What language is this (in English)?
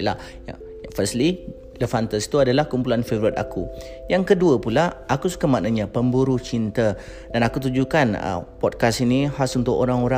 Malay